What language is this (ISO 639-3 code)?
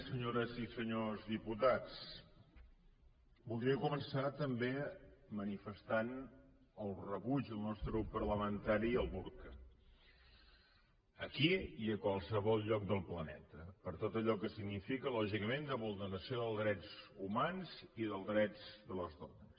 cat